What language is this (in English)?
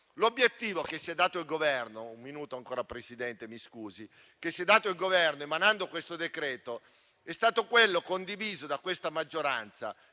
Italian